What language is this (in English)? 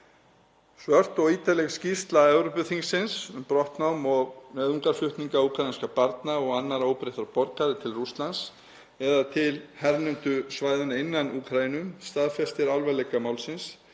Icelandic